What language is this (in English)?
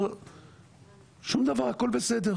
Hebrew